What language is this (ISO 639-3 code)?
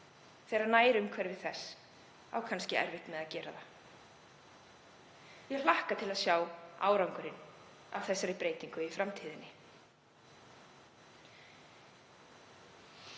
isl